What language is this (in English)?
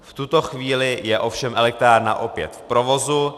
Czech